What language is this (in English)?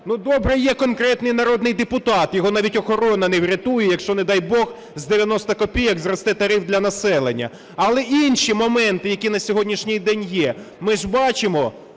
Ukrainian